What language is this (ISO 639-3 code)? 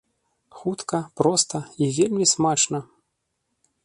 bel